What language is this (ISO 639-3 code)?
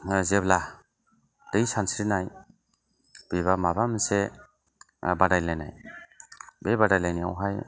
brx